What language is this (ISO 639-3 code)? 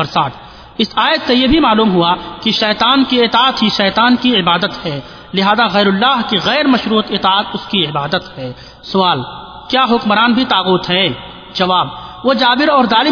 urd